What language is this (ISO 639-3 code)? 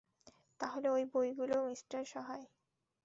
ben